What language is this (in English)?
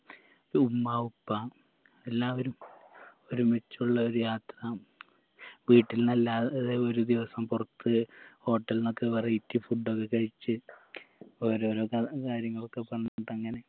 Malayalam